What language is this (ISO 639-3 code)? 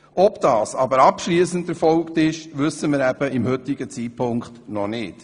gsw